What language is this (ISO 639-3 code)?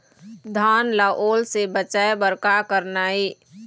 hne